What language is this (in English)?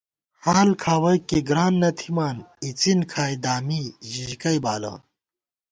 Gawar-Bati